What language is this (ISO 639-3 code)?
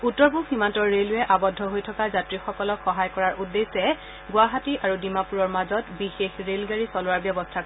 asm